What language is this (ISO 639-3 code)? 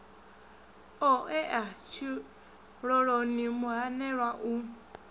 ven